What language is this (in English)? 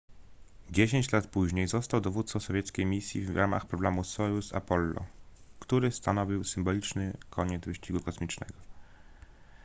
Polish